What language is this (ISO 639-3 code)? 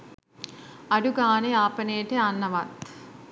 sin